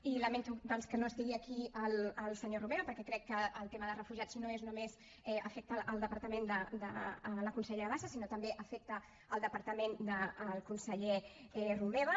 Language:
Catalan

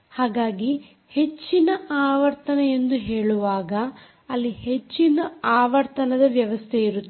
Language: Kannada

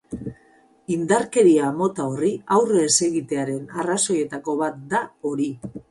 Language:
Basque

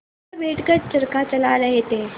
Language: Hindi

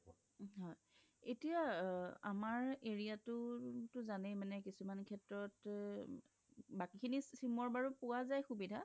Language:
Assamese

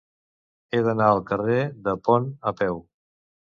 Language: Catalan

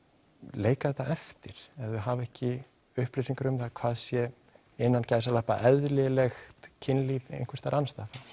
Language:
Icelandic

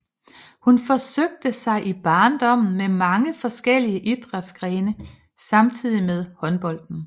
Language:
Danish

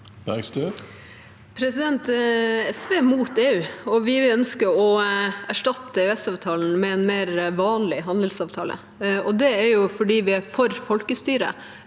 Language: Norwegian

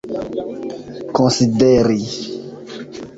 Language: Esperanto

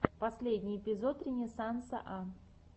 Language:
Russian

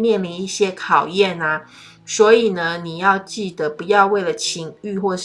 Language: Chinese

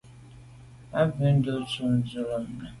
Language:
Medumba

